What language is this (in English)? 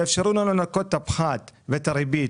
Hebrew